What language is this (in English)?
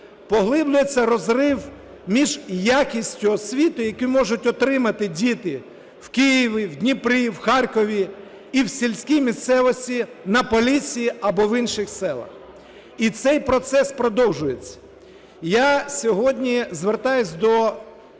Ukrainian